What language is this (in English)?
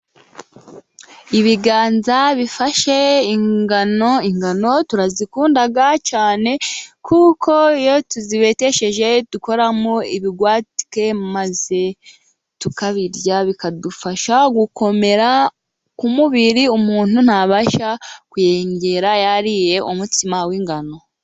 Kinyarwanda